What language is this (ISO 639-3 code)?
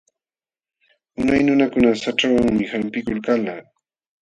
qxw